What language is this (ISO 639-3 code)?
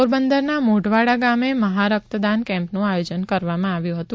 guj